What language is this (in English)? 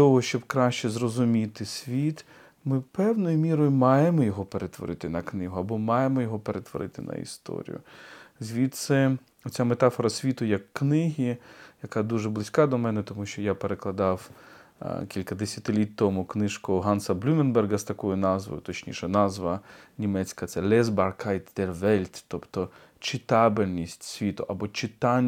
Ukrainian